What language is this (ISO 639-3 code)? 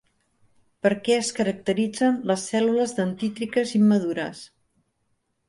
cat